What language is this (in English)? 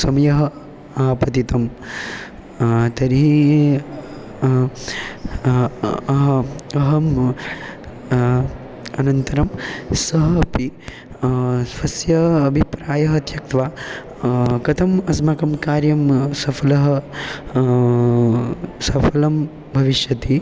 Sanskrit